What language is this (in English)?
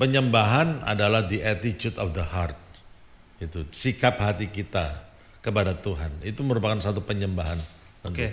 Indonesian